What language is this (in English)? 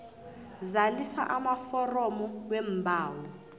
South Ndebele